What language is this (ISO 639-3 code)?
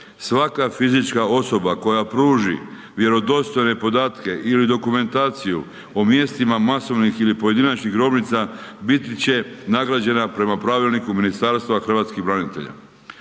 hrv